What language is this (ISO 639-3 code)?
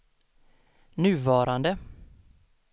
swe